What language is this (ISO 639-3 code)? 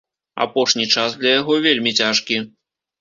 bel